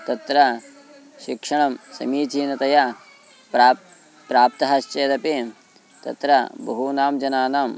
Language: Sanskrit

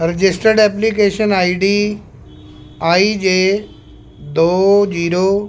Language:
Punjabi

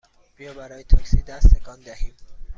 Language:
Persian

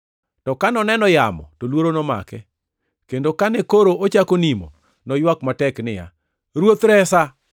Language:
Luo (Kenya and Tanzania)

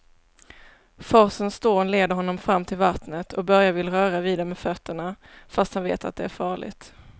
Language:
Swedish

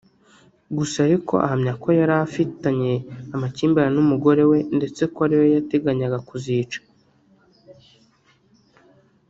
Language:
Kinyarwanda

